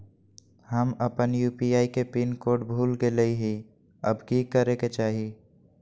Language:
Magahi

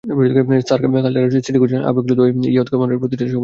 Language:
Bangla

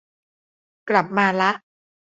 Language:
Thai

